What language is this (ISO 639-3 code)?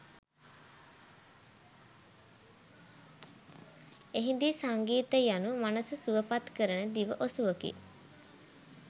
sin